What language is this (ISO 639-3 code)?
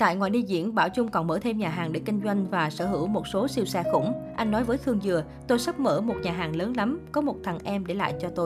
vie